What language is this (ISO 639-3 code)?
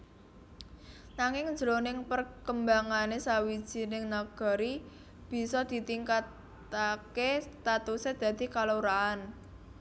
jav